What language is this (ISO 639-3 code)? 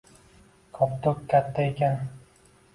uzb